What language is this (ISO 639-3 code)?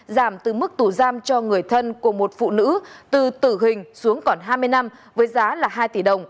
vie